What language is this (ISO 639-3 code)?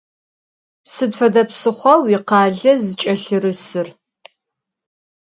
ady